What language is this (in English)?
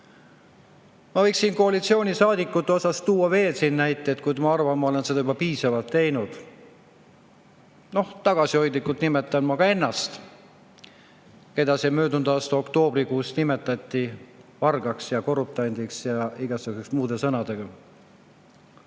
Estonian